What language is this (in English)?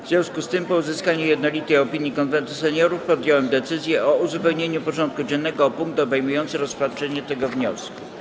Polish